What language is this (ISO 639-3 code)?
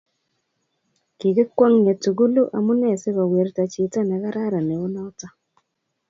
kln